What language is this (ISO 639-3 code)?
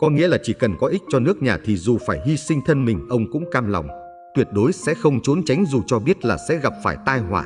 vie